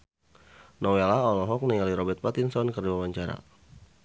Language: Sundanese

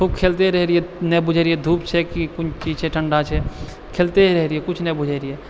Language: Maithili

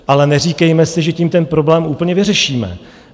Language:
Czech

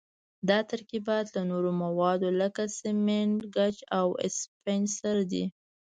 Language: Pashto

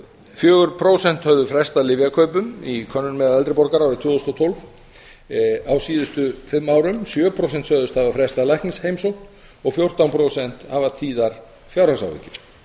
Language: Icelandic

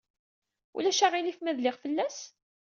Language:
Kabyle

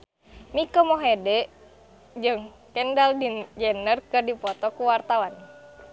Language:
Sundanese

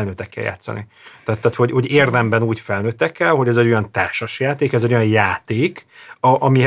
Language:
Hungarian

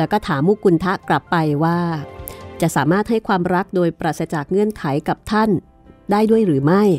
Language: Thai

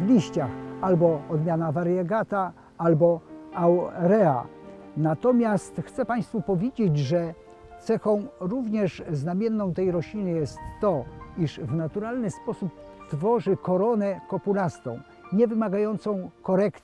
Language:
Polish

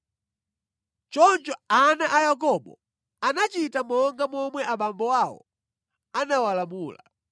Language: Nyanja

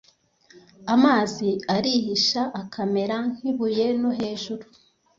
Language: Kinyarwanda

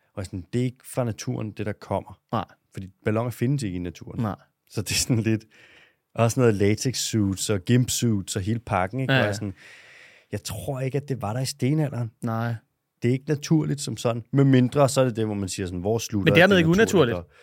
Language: Danish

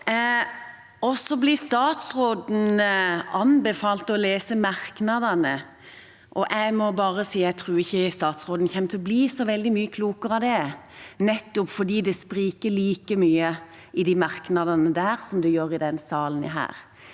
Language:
Norwegian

